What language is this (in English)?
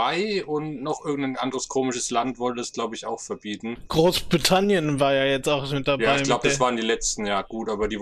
German